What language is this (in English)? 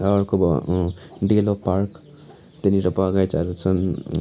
Nepali